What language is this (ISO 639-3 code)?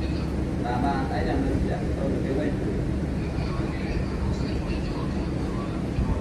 vie